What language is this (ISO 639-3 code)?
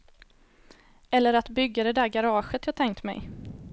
swe